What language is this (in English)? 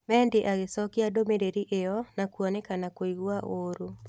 Kikuyu